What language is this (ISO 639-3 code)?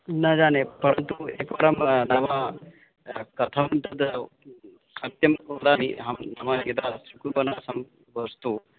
san